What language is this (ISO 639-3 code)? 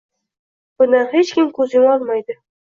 uzb